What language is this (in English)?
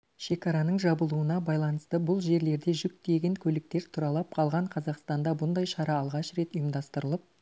Kazakh